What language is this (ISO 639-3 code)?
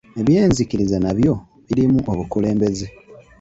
lug